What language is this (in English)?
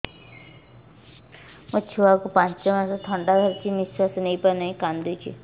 Odia